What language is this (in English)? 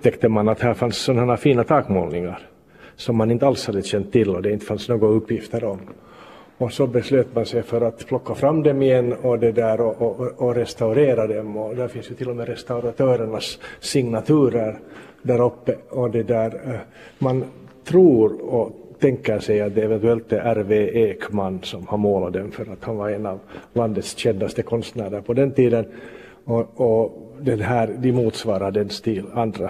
Swedish